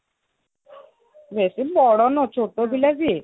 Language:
Odia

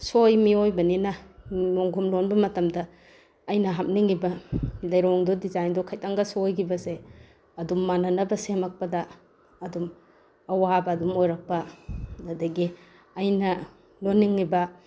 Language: Manipuri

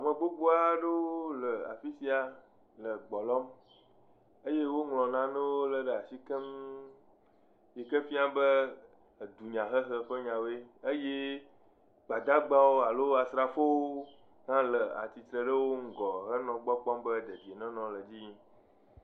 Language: Ewe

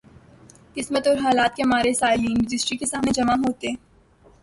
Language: Urdu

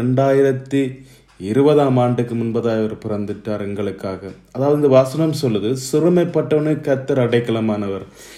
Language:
Tamil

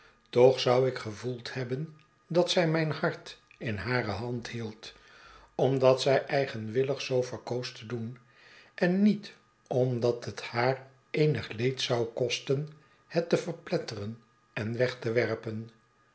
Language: Dutch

